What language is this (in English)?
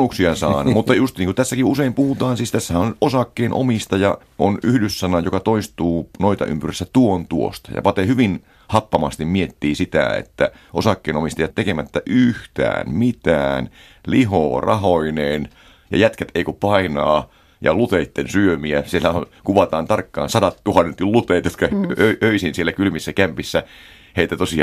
Finnish